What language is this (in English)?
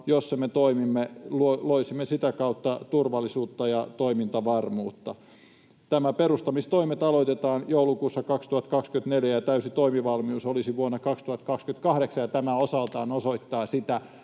Finnish